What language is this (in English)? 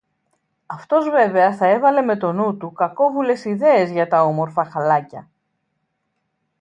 Greek